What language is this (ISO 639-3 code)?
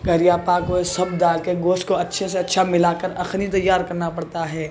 urd